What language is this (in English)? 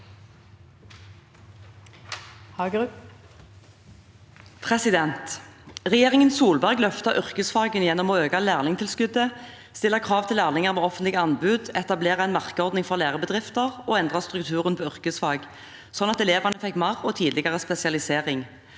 Norwegian